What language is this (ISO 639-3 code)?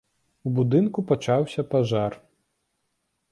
bel